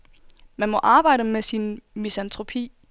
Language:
Danish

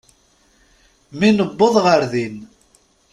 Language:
Kabyle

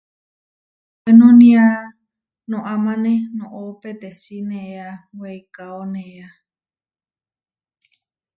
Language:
Huarijio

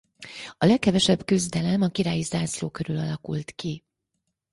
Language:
Hungarian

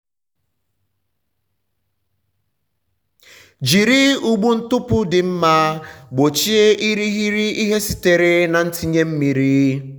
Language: Igbo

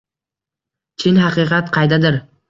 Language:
Uzbek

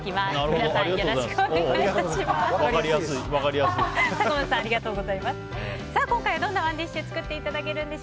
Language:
Japanese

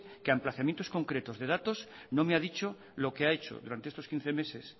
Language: Spanish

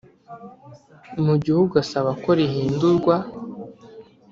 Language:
Kinyarwanda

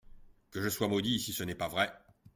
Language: French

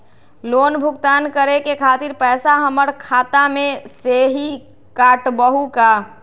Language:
Magahi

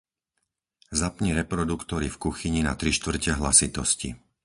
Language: Slovak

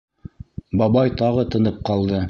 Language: Bashkir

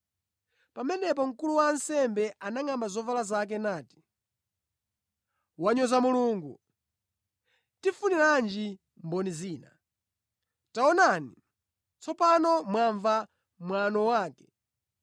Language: Nyanja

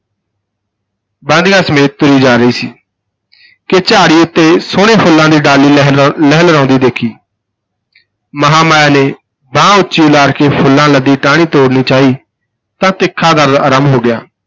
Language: Punjabi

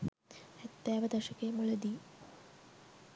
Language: Sinhala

